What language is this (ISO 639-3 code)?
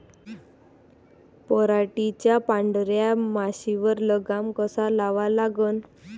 mar